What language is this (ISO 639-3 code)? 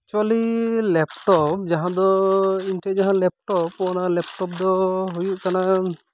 sat